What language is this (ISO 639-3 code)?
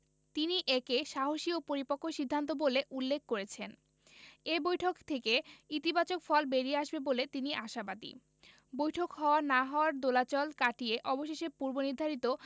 ben